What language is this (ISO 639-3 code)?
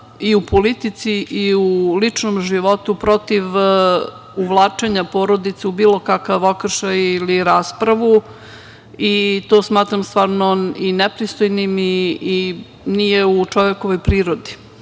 srp